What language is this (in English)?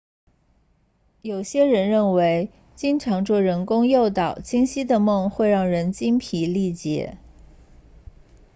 Chinese